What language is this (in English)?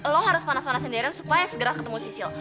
Indonesian